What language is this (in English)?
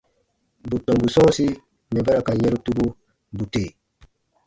Baatonum